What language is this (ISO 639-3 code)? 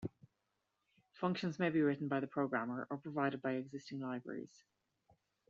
eng